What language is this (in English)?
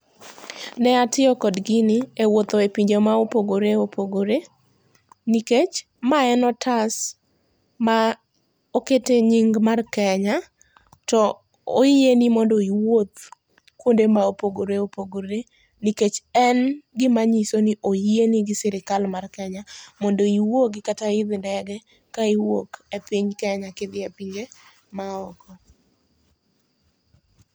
Luo (Kenya and Tanzania)